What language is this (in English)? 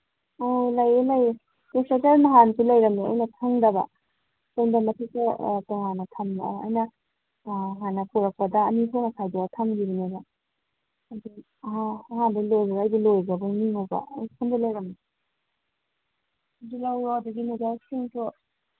Manipuri